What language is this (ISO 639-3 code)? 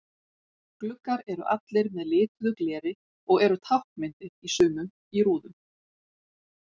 isl